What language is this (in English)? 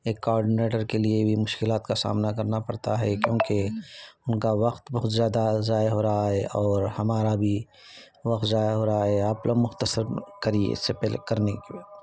Urdu